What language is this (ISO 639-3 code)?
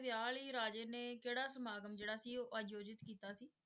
pan